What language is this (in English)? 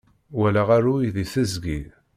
Kabyle